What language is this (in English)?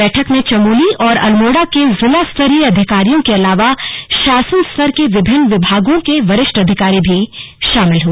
Hindi